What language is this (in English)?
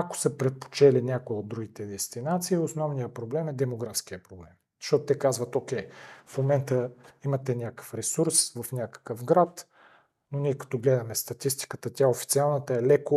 Bulgarian